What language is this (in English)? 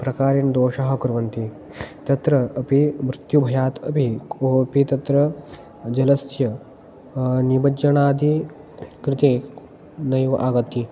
Sanskrit